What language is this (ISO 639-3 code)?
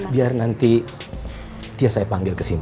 ind